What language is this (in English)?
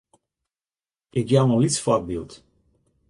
Western Frisian